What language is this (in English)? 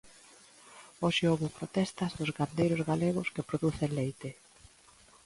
Galician